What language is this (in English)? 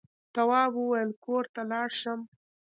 Pashto